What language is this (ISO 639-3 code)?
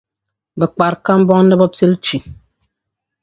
dag